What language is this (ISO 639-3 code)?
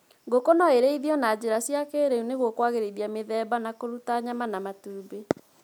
kik